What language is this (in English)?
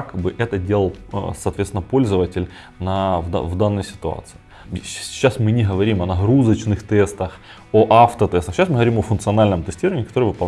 Russian